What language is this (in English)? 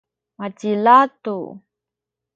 Sakizaya